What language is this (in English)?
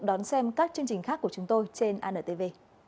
Vietnamese